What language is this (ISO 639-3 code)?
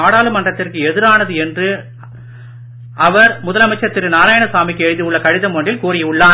tam